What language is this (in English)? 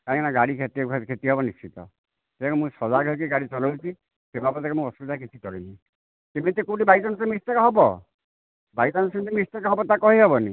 Odia